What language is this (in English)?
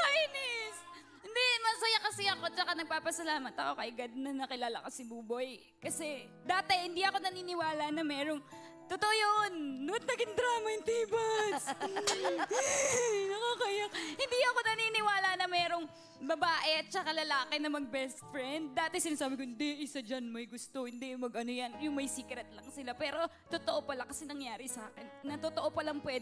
Filipino